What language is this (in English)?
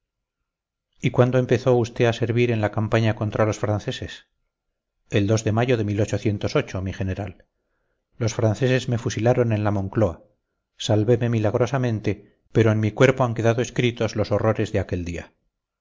Spanish